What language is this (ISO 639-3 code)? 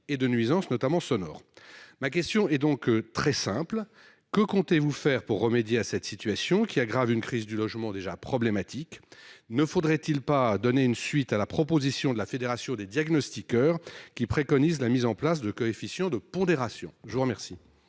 fra